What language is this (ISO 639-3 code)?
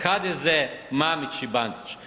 hrv